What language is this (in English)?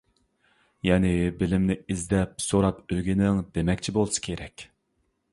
Uyghur